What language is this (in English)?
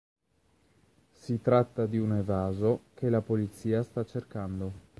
Italian